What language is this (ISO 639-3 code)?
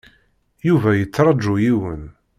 kab